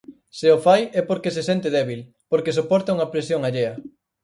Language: Galician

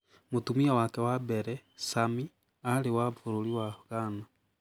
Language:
Kikuyu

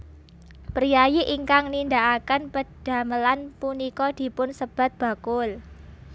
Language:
Javanese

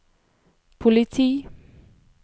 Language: Norwegian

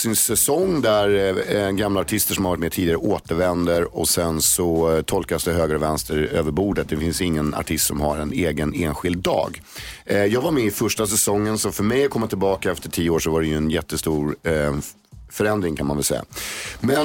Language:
Swedish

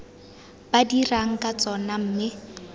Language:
Tswana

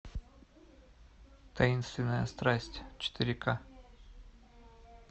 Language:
Russian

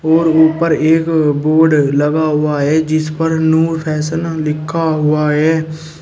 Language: Hindi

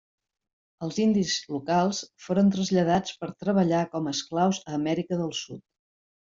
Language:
Catalan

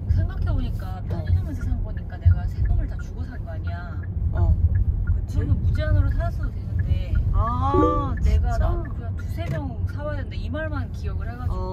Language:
Korean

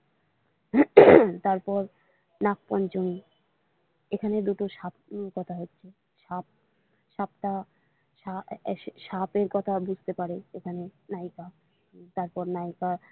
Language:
Bangla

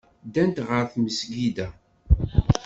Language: Kabyle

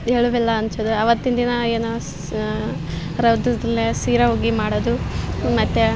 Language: Kannada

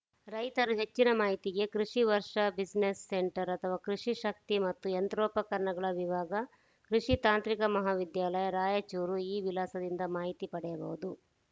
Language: Kannada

